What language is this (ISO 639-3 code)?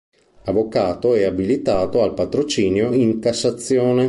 ita